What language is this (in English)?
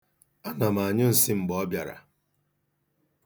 Igbo